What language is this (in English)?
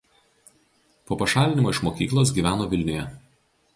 Lithuanian